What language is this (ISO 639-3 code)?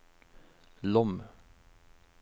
nor